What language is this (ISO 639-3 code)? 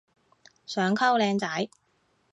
yue